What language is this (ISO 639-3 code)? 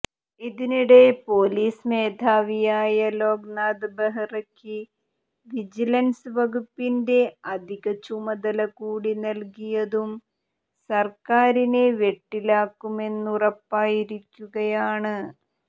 mal